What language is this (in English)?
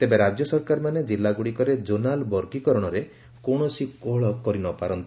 Odia